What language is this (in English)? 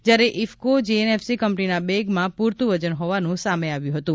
Gujarati